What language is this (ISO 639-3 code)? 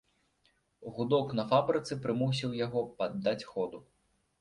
bel